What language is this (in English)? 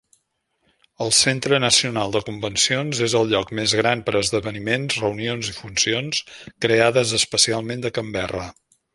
Catalan